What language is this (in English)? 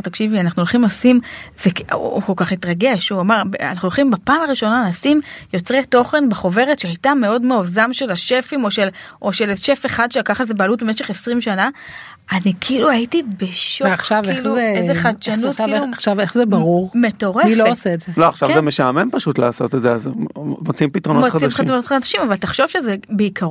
Hebrew